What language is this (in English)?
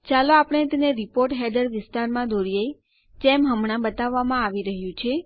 Gujarati